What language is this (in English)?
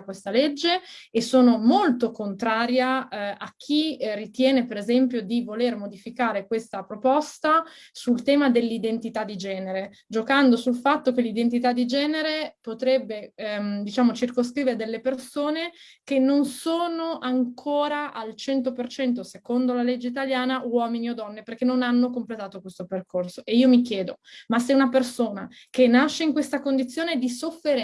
Italian